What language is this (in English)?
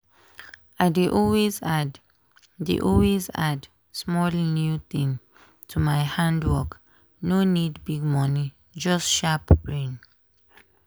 Nigerian Pidgin